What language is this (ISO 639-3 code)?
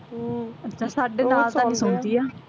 pan